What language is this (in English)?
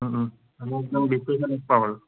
Assamese